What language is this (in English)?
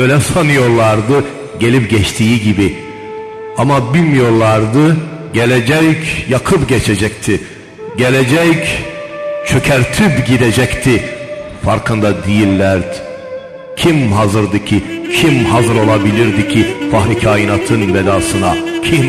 Turkish